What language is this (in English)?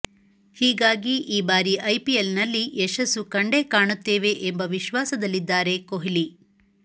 Kannada